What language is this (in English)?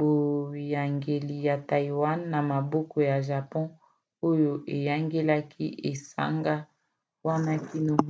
Lingala